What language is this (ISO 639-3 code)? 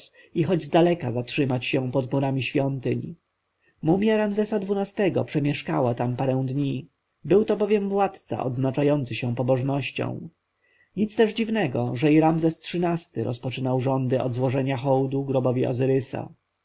pol